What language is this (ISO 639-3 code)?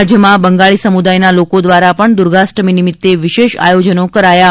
guj